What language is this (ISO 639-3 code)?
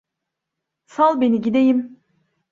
tur